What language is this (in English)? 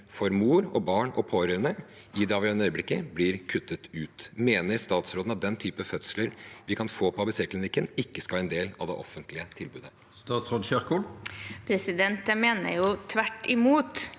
Norwegian